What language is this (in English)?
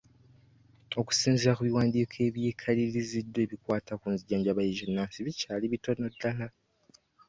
Ganda